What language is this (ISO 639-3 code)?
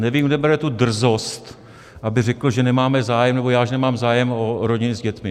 ces